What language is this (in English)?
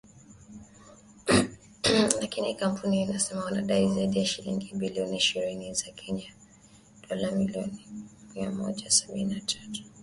Swahili